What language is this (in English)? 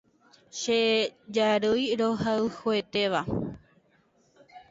Guarani